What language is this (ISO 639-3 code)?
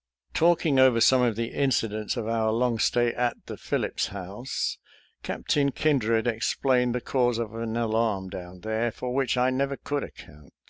eng